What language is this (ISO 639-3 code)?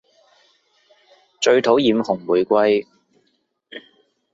yue